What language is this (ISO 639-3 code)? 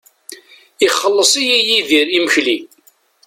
kab